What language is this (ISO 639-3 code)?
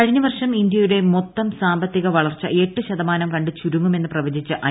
mal